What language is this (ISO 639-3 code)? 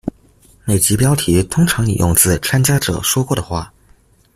zho